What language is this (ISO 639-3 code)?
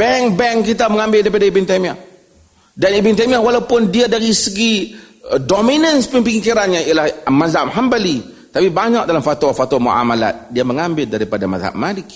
msa